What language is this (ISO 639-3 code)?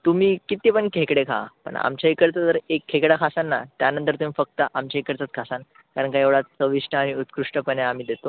mar